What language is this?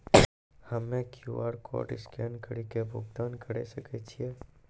Maithili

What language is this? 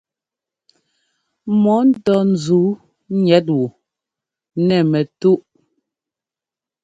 Ngomba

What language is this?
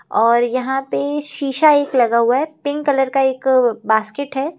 Hindi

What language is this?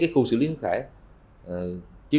Vietnamese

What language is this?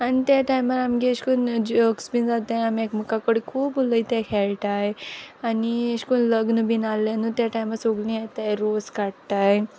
Konkani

